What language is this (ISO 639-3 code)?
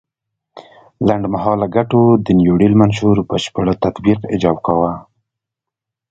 pus